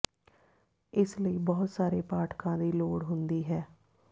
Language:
Punjabi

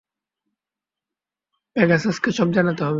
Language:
Bangla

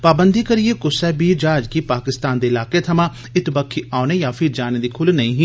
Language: Dogri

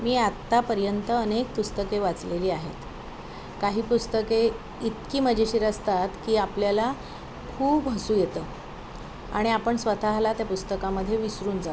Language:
Marathi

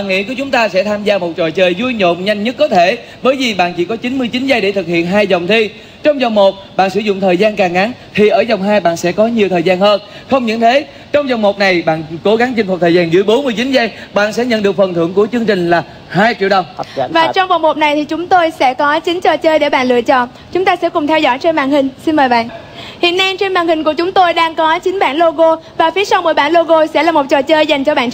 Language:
Vietnamese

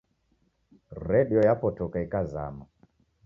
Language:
Taita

